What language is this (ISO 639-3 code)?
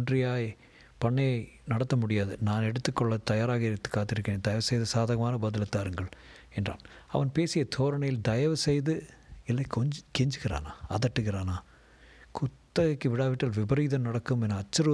tam